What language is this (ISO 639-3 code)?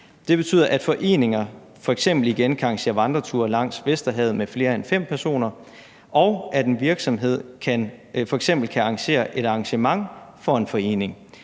dan